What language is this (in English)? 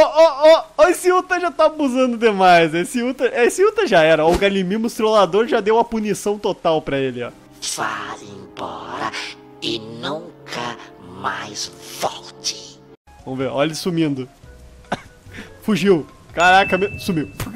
Portuguese